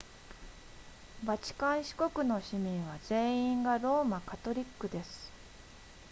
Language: Japanese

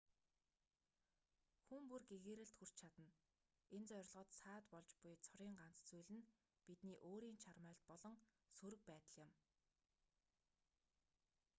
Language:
Mongolian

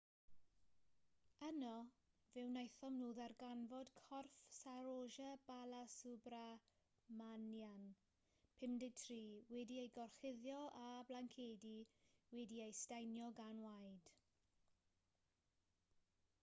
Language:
Welsh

